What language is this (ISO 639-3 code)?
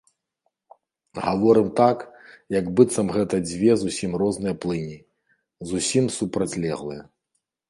bel